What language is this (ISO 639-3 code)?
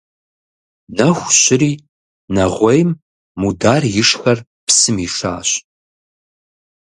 kbd